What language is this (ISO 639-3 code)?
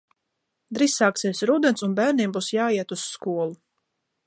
lav